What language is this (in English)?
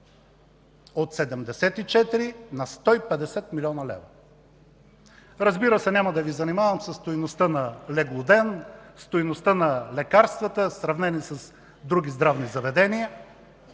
Bulgarian